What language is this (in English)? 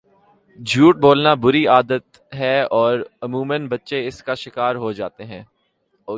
Urdu